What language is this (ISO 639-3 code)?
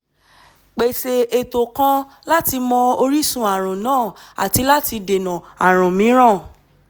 yor